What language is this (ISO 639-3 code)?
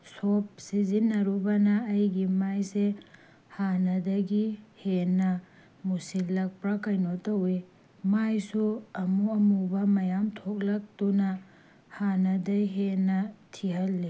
mni